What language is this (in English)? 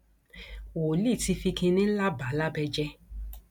Yoruba